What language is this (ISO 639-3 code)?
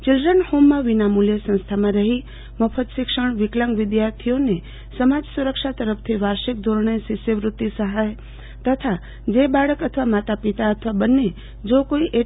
guj